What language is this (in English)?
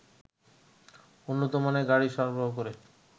Bangla